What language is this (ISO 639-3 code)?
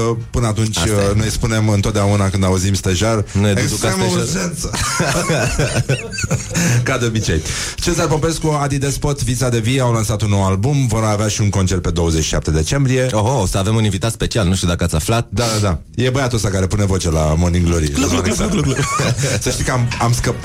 ron